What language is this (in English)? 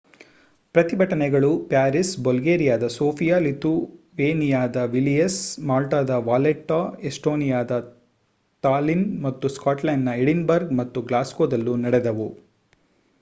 Kannada